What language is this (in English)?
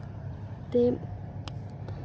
Dogri